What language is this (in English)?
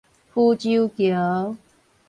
Min Nan Chinese